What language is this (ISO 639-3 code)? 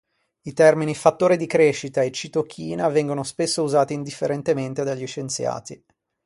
ita